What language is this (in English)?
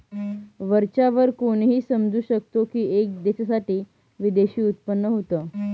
Marathi